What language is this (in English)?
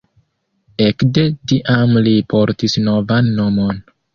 Esperanto